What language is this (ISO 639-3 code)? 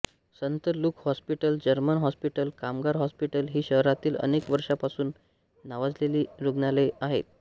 mar